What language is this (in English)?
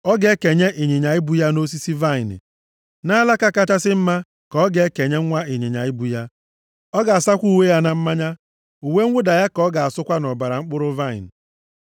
Igbo